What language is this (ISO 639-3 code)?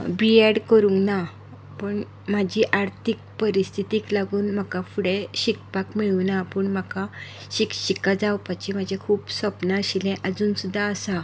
kok